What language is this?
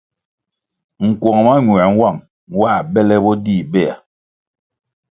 Kwasio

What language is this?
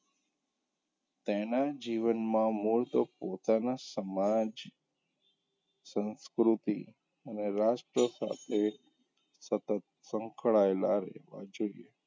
Gujarati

